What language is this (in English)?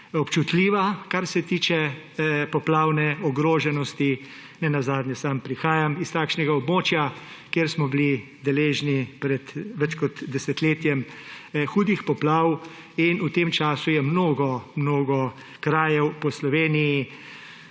Slovenian